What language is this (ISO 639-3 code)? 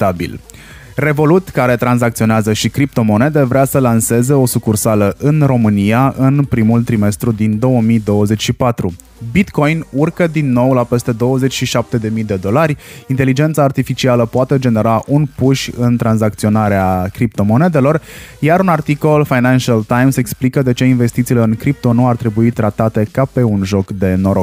ron